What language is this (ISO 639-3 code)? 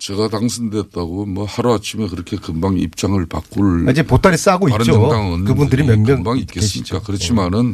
kor